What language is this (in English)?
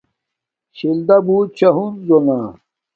Domaaki